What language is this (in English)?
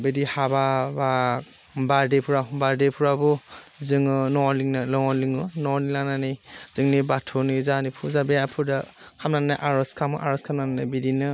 Bodo